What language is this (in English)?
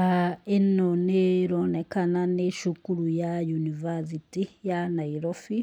Kikuyu